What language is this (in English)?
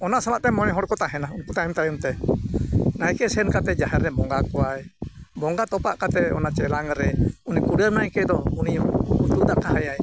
Santali